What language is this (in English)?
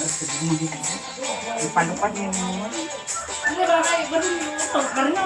Indonesian